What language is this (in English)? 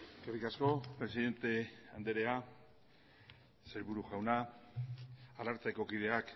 Basque